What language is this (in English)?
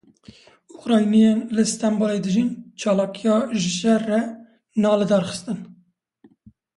Kurdish